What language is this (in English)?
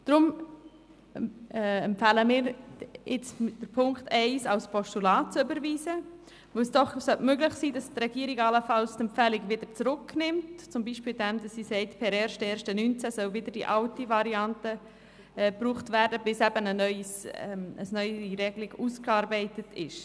Swiss German